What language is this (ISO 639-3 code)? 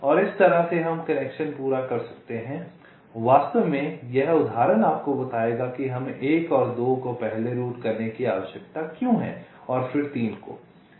hin